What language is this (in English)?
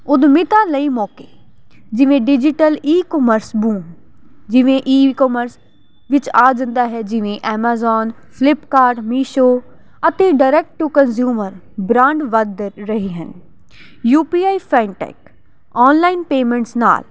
Punjabi